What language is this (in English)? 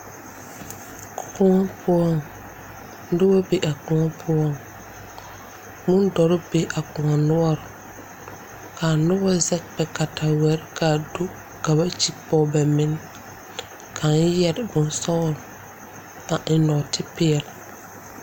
Southern Dagaare